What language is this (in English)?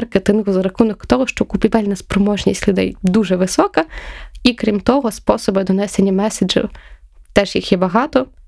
Ukrainian